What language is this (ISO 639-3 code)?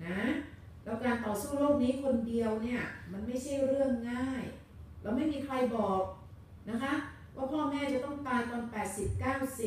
tha